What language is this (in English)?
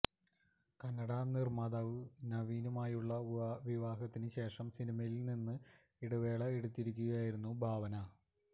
Malayalam